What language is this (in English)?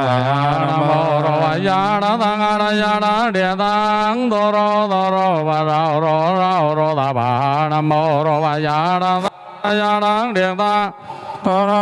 Vietnamese